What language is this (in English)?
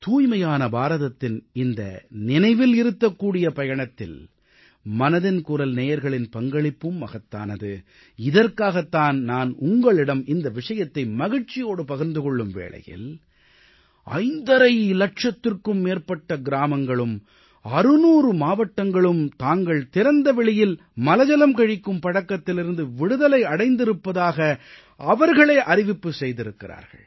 Tamil